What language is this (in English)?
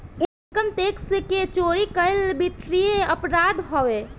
Bhojpuri